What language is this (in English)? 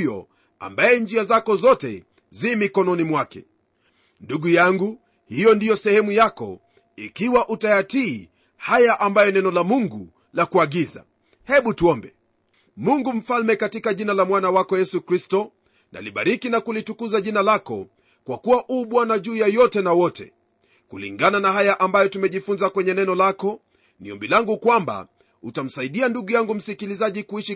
Swahili